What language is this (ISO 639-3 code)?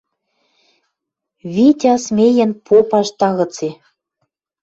mrj